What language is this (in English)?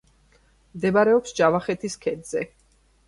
Georgian